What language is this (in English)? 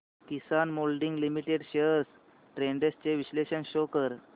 Marathi